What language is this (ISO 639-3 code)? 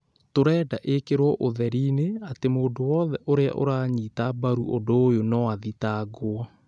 kik